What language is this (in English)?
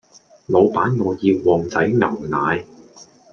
Cantonese